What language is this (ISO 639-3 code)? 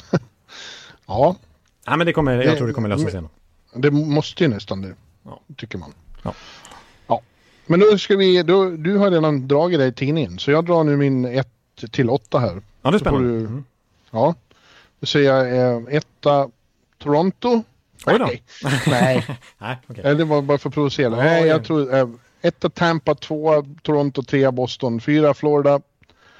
swe